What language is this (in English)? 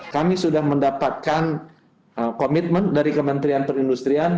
Indonesian